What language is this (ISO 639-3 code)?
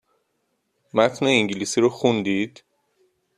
fas